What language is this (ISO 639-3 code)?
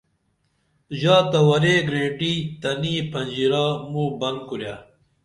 dml